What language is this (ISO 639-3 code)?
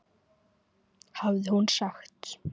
isl